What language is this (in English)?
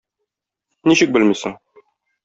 Tatar